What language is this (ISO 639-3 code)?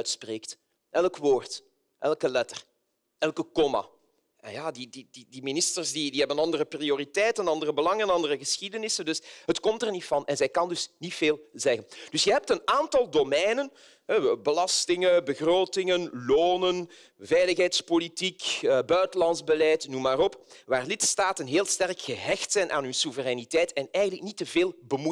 nld